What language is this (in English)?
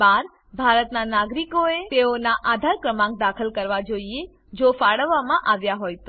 Gujarati